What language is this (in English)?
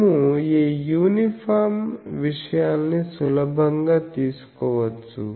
Telugu